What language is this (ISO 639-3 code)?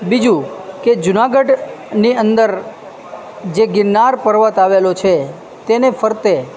guj